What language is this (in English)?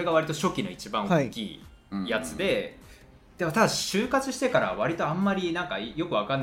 Japanese